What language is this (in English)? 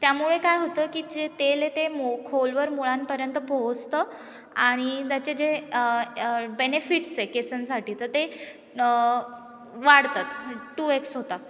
Marathi